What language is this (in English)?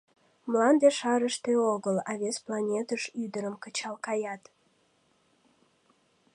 Mari